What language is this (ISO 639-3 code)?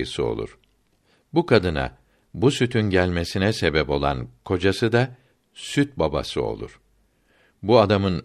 tur